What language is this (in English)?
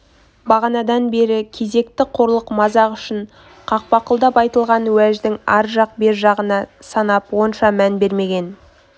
Kazakh